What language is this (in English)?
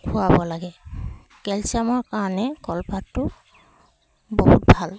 Assamese